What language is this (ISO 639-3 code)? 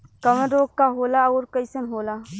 bho